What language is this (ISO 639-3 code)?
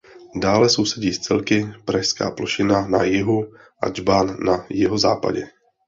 ces